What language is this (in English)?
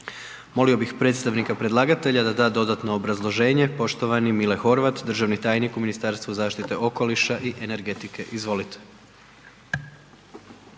Croatian